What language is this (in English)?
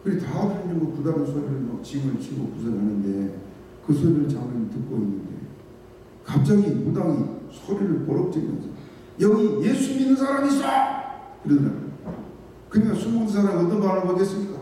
Korean